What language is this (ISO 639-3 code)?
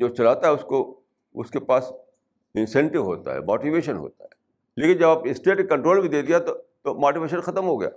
urd